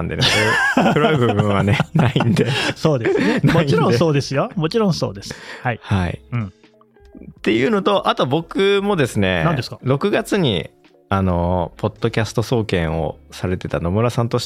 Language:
Japanese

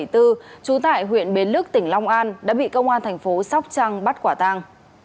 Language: Vietnamese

